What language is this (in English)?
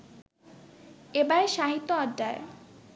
Bangla